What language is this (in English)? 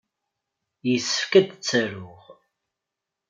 Kabyle